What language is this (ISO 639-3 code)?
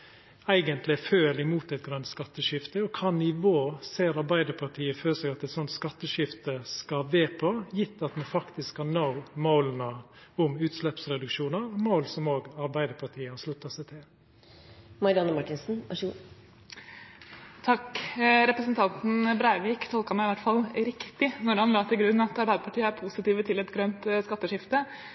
nor